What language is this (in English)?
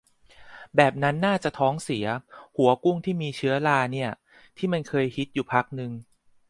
Thai